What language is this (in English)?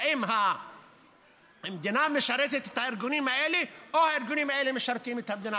Hebrew